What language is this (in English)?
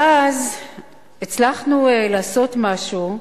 Hebrew